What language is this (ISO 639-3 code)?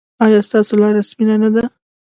pus